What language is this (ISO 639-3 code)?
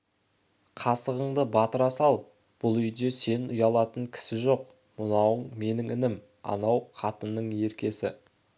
kaz